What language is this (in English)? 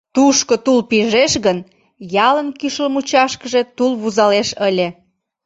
Mari